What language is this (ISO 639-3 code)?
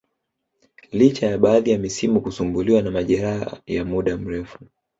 swa